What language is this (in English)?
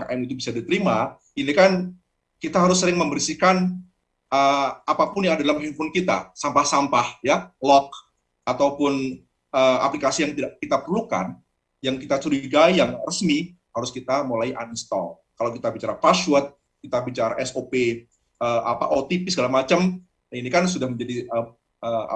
Indonesian